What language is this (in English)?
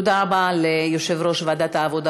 Hebrew